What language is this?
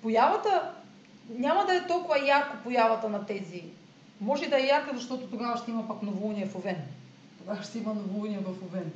Bulgarian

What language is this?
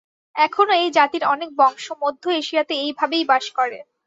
Bangla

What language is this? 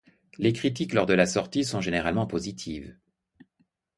French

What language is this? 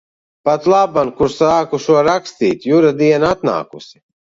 Latvian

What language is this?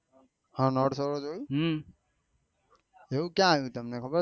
Gujarati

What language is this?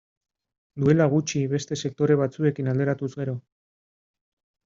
Basque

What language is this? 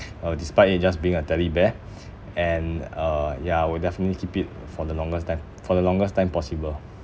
English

